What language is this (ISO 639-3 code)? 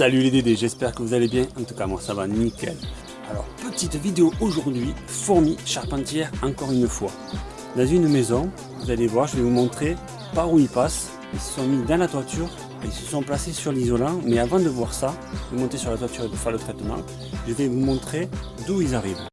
fra